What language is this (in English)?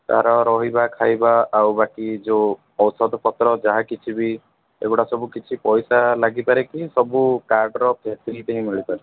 Odia